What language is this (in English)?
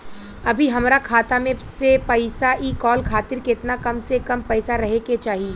Bhojpuri